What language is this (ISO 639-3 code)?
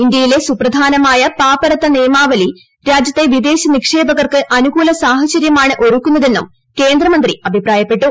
mal